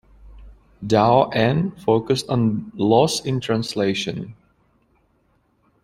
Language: English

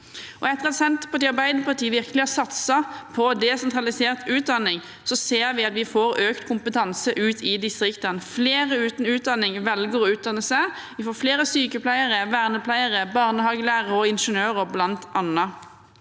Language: Norwegian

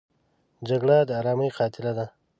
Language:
Pashto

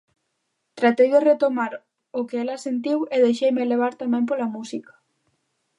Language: Galician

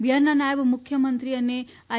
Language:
Gujarati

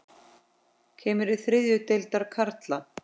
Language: Icelandic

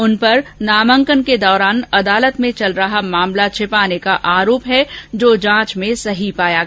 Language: Hindi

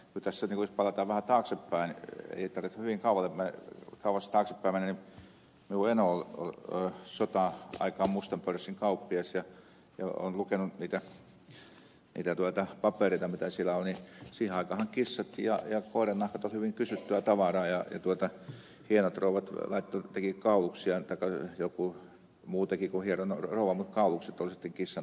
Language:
Finnish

